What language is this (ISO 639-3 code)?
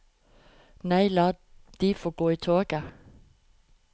nor